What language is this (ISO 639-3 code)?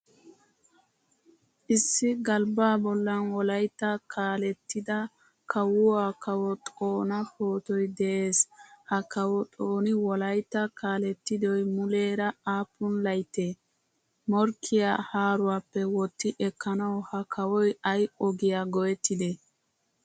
wal